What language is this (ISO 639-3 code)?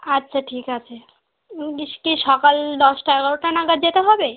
ben